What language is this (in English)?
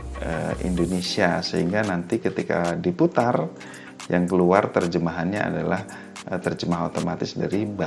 Indonesian